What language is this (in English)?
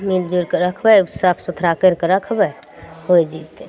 Maithili